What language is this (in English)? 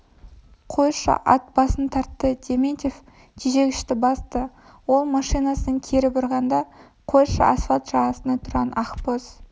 Kazakh